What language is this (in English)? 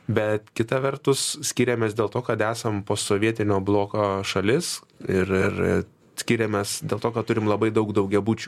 Lithuanian